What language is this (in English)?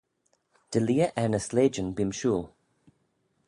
Manx